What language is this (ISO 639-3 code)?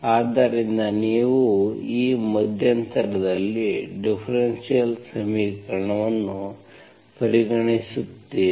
kan